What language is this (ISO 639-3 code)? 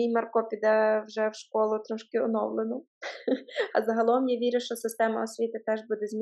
ukr